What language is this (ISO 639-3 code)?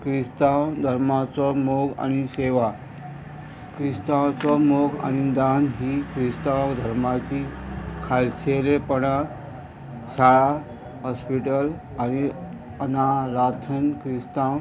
kok